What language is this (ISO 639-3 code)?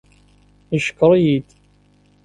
kab